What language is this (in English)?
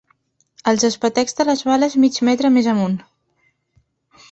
Catalan